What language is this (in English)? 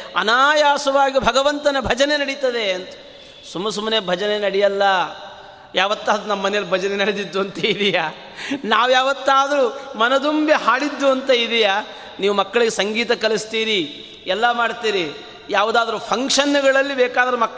Kannada